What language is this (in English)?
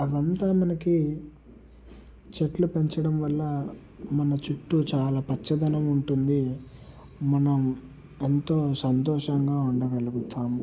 Telugu